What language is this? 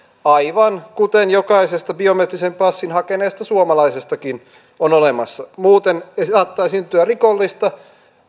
Finnish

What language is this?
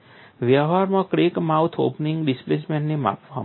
Gujarati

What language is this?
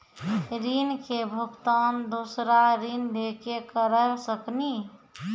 Maithili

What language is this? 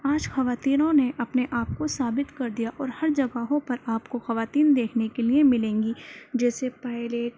Urdu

